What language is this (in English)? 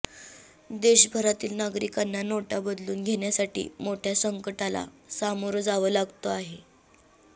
Marathi